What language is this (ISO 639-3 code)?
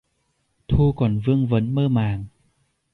vie